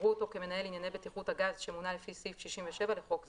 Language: Hebrew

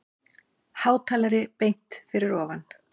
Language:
Icelandic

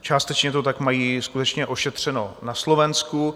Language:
Czech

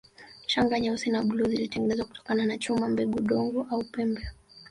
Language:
Swahili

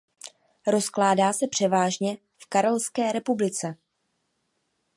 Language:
Czech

